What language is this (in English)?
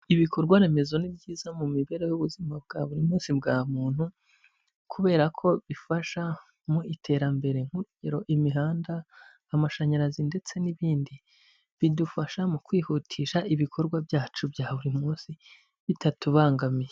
Kinyarwanda